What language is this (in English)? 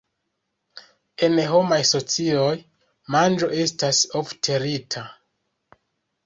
Esperanto